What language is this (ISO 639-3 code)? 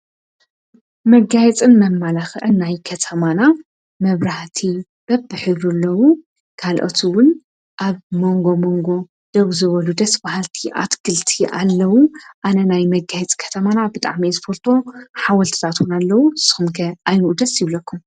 tir